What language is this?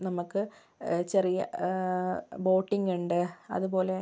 Malayalam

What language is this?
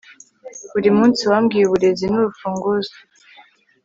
Kinyarwanda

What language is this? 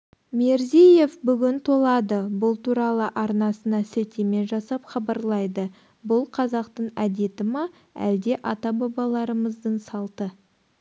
Kazakh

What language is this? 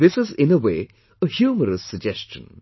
English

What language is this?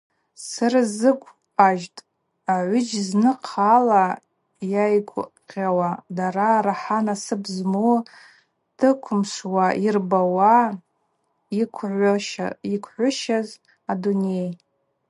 Abaza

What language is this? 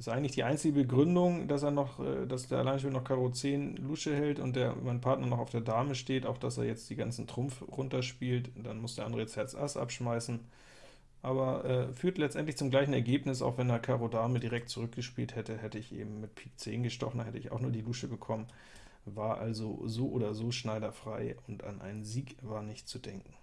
German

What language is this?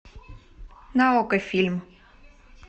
Russian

